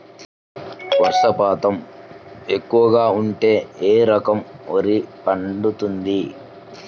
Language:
Telugu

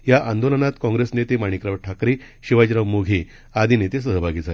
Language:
Marathi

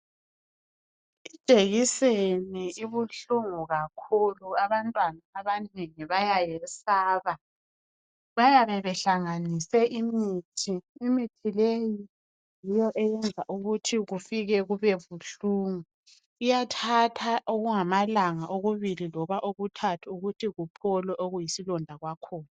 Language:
North Ndebele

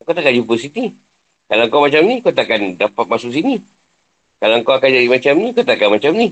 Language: Malay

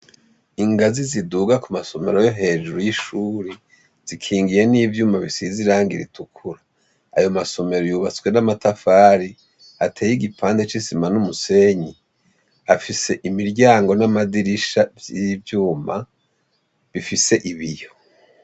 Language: Rundi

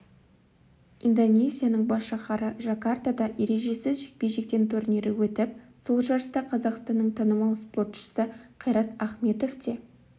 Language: Kazakh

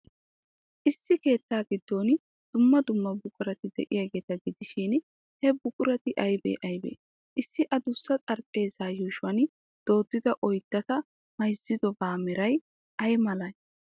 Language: Wolaytta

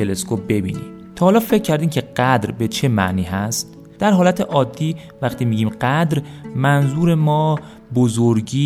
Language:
Persian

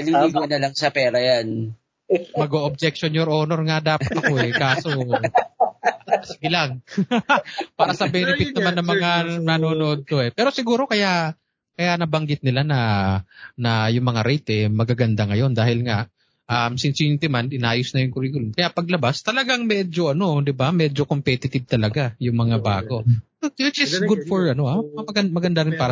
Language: Filipino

